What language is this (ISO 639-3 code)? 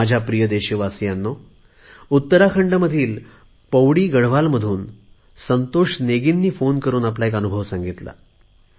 mar